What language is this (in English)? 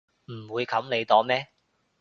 Cantonese